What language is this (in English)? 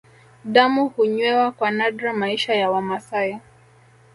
Swahili